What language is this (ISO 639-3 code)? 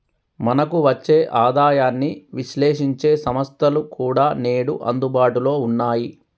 tel